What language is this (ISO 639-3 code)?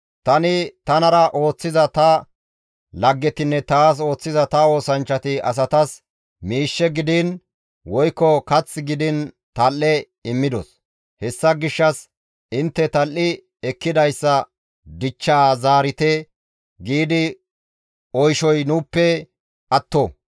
gmv